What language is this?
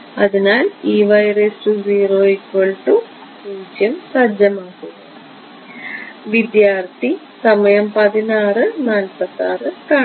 Malayalam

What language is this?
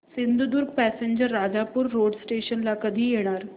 Marathi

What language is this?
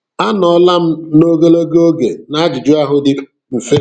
Igbo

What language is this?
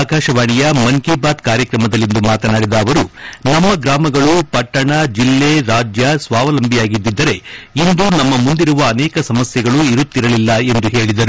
Kannada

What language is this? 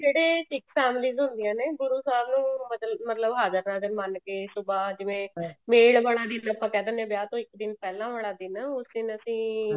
Punjabi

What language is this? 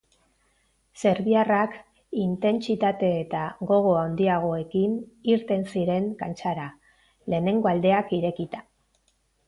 Basque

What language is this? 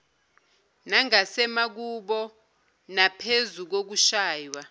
Zulu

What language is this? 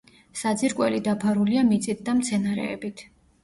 Georgian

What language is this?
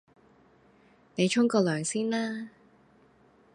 Cantonese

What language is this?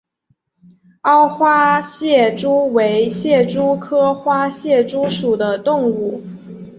Chinese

